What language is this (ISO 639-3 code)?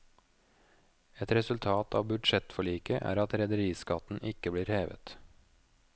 nor